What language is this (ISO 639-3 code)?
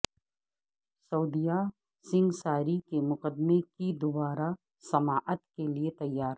urd